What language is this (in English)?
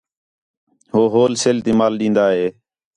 Khetrani